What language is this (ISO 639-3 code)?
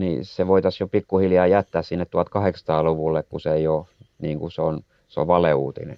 fin